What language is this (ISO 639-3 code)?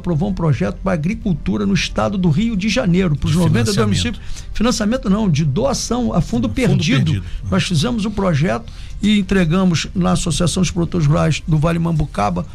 por